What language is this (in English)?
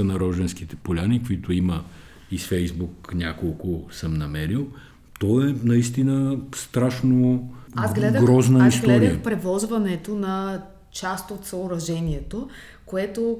Bulgarian